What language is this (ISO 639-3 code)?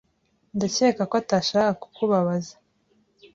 kin